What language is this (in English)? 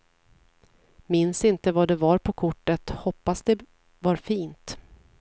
Swedish